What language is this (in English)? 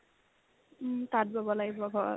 Assamese